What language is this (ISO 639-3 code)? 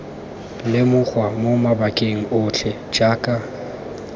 tsn